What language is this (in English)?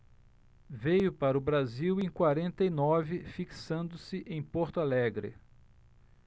Portuguese